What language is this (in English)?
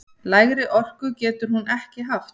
Icelandic